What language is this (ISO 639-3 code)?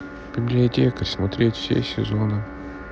rus